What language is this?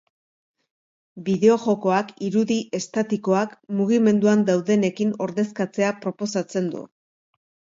Basque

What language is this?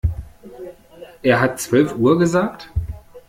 German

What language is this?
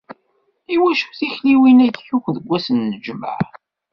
Kabyle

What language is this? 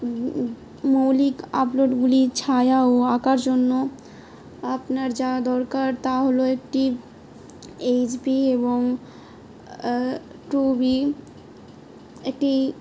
Bangla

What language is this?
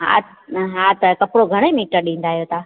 Sindhi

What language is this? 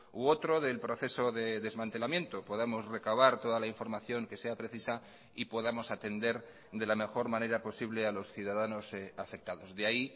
Spanish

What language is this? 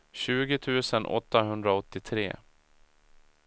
Swedish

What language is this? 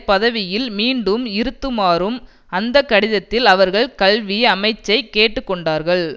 Tamil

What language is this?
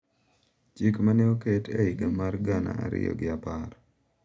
Luo (Kenya and Tanzania)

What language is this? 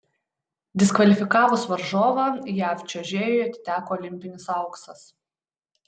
Lithuanian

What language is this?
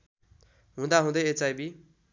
Nepali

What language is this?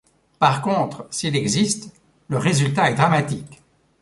French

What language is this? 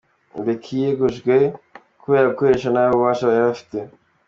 Kinyarwanda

